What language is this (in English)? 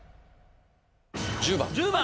Japanese